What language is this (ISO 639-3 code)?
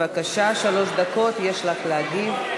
heb